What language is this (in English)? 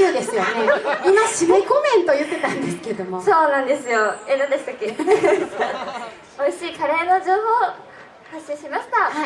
Japanese